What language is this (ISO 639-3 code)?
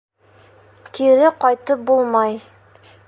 bak